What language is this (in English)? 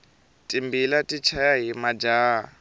Tsonga